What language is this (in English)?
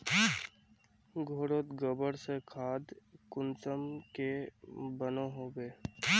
Magahi